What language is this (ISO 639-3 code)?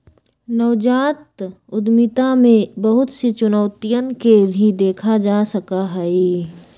mag